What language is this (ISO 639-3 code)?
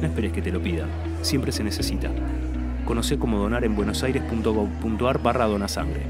spa